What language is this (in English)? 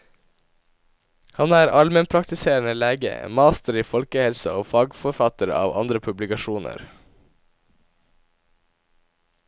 Norwegian